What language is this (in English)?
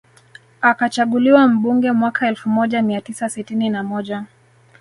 Swahili